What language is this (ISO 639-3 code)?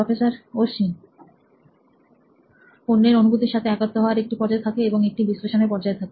ben